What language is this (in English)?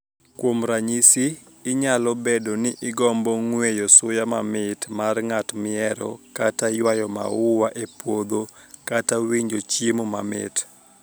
Luo (Kenya and Tanzania)